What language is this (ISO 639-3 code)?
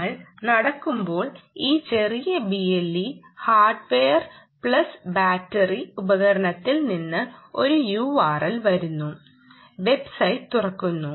mal